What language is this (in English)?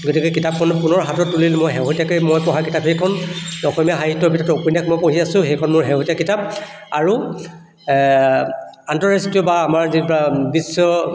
Assamese